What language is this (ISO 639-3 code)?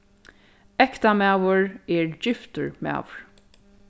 fao